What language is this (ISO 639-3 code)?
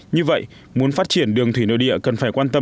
vie